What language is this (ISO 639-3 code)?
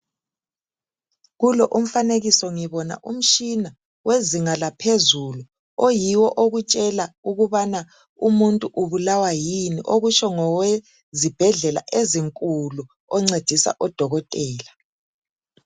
nde